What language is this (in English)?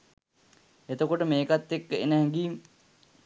Sinhala